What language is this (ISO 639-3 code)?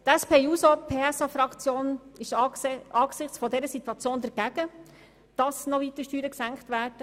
gsw